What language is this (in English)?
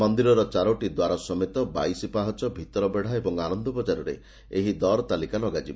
Odia